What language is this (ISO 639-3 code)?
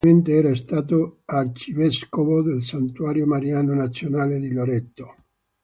ita